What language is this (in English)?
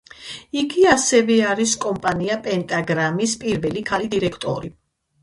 Georgian